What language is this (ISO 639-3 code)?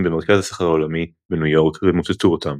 heb